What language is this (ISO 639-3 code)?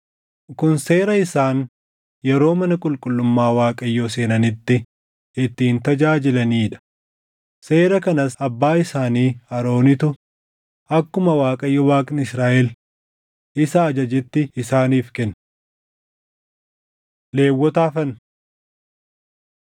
orm